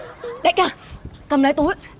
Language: Vietnamese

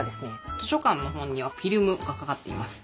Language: Japanese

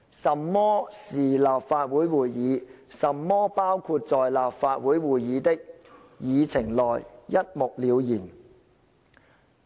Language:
Cantonese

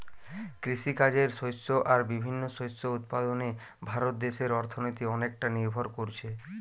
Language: Bangla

